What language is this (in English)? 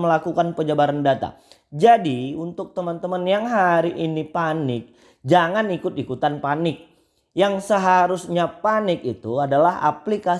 Indonesian